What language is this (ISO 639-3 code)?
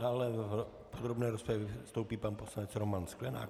ces